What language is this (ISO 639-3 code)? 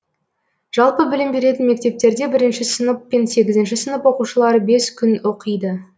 kaz